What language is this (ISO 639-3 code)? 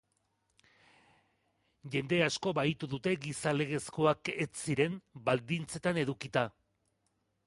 eus